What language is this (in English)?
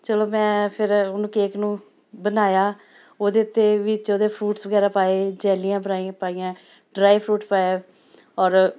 Punjabi